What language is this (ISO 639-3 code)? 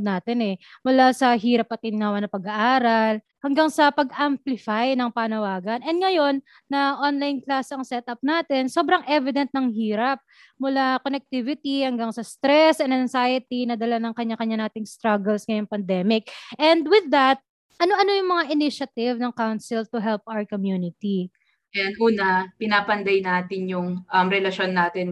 fil